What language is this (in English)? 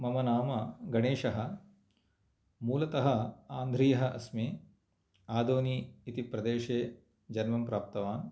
Sanskrit